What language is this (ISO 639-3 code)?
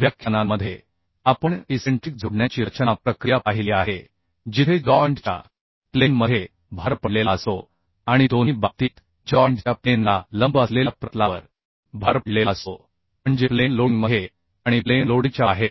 mar